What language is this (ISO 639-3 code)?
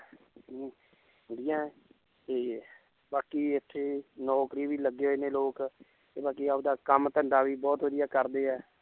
pan